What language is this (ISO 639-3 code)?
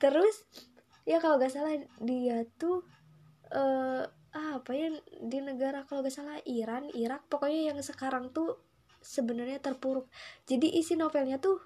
ind